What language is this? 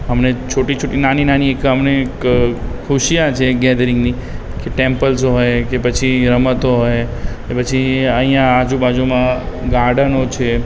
Gujarati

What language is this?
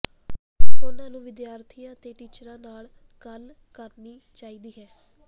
Punjabi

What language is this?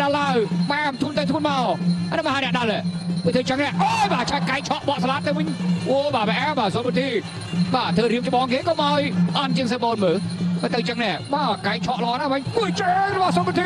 Thai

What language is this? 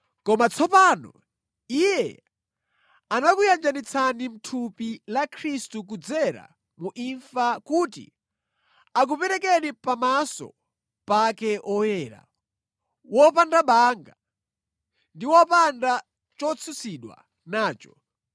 Nyanja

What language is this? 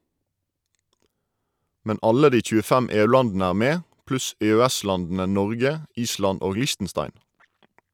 Norwegian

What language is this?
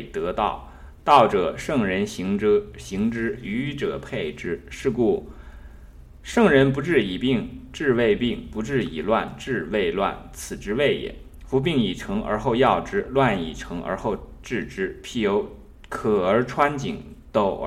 Chinese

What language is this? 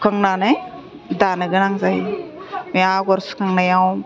Bodo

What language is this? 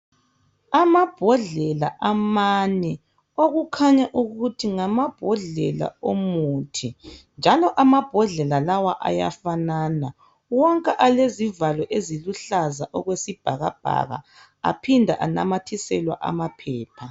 North Ndebele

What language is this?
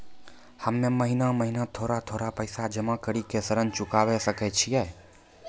Maithili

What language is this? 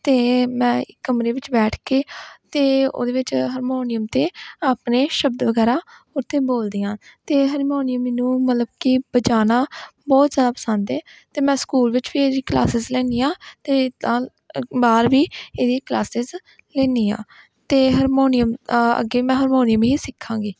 Punjabi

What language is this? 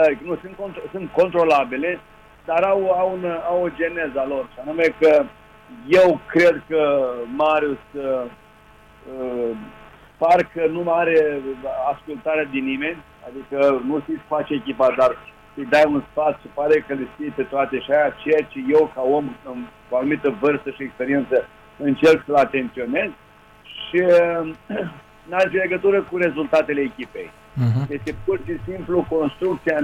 Romanian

